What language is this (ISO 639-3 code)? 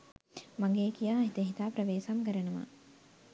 sin